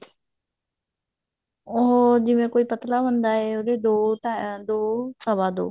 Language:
Punjabi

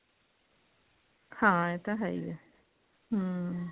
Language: Punjabi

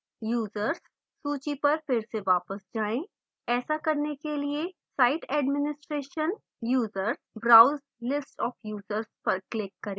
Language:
Hindi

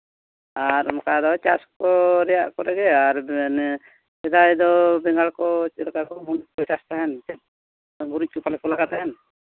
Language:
Santali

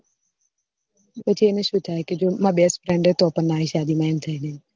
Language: Gujarati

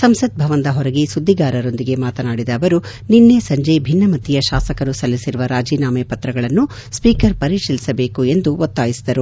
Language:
Kannada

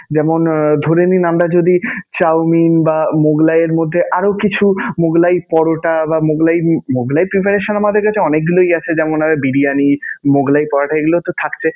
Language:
Bangla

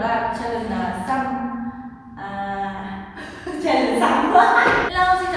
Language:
Vietnamese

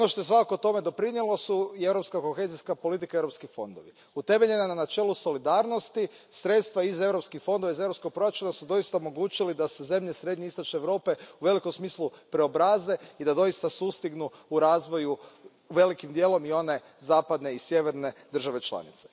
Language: Croatian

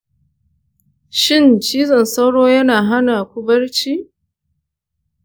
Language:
Hausa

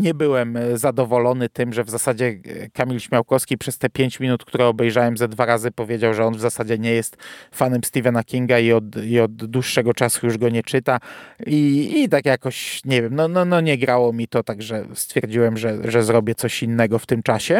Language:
Polish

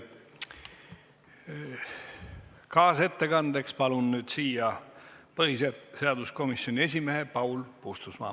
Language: Estonian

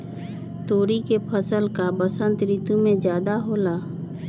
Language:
Magahi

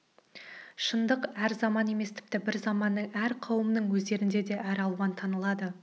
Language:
Kazakh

